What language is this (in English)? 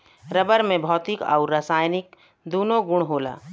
Bhojpuri